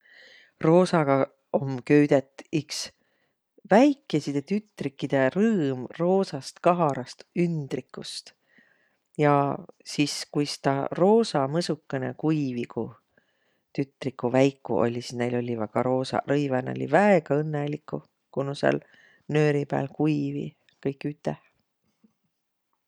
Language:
Võro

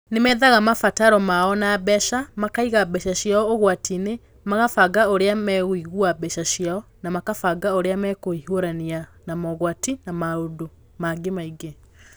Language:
Kikuyu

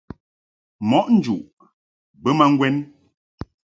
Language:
Mungaka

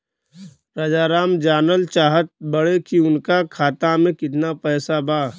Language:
Bhojpuri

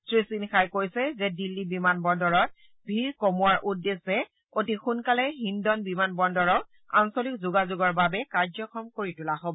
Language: Assamese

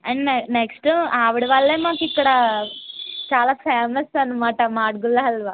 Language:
Telugu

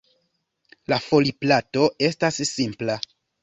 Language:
Esperanto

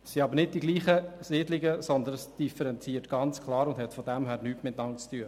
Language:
Swiss German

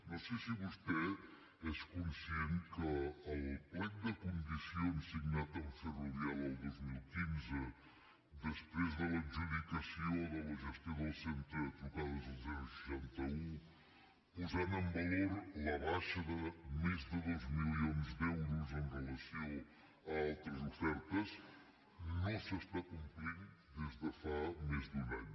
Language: Catalan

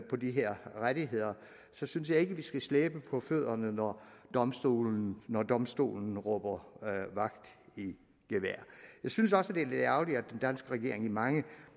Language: Danish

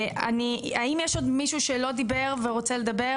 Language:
Hebrew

